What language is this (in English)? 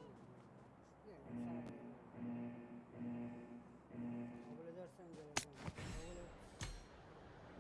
Turkish